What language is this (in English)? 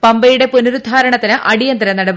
Malayalam